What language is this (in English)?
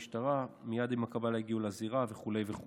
Hebrew